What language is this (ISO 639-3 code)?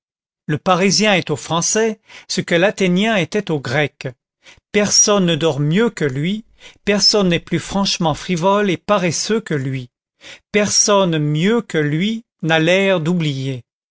fra